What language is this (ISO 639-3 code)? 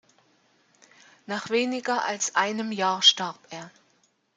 deu